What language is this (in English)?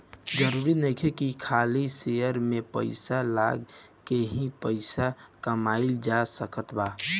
Bhojpuri